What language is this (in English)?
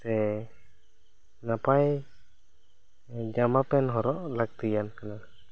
Santali